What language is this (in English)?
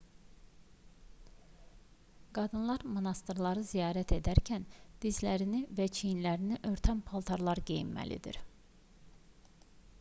Azerbaijani